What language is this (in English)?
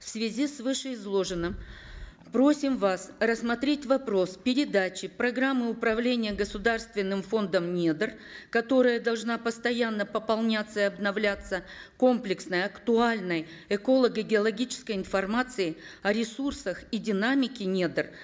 Kazakh